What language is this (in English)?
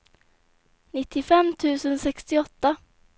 Swedish